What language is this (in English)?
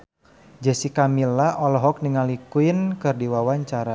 Sundanese